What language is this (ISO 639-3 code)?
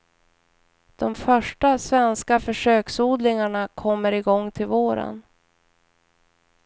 swe